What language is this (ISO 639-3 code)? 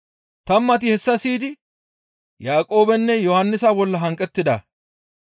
gmv